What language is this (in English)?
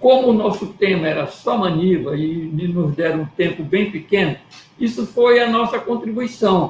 Portuguese